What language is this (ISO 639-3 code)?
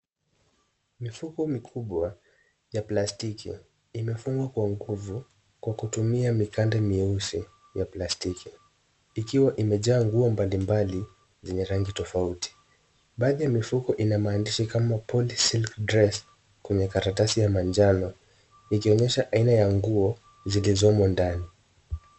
swa